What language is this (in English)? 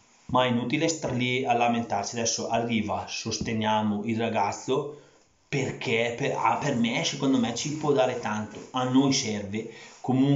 Italian